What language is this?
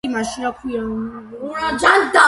Georgian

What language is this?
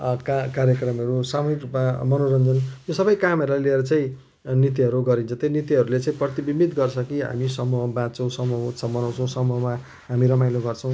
Nepali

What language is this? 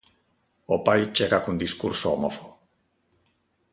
Galician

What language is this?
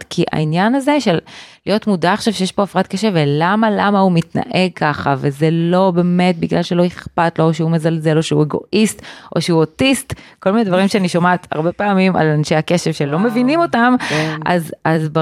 Hebrew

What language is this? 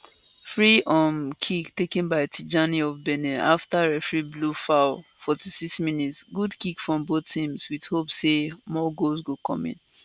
Nigerian Pidgin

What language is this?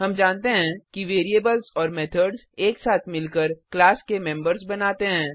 Hindi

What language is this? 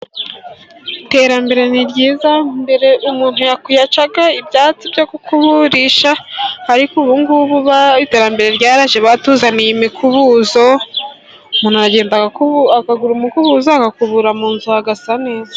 Kinyarwanda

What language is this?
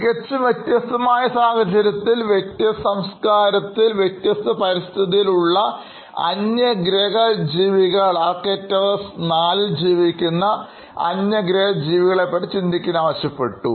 Malayalam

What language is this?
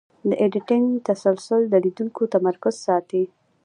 Pashto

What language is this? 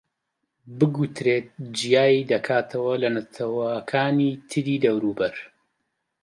Central Kurdish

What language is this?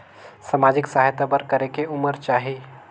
Chhattisgarhi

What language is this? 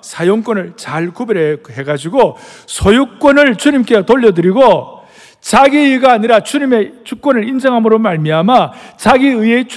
Korean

